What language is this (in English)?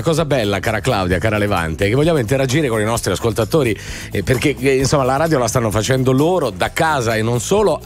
Italian